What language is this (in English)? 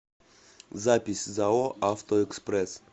Russian